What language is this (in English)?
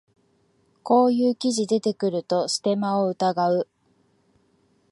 Japanese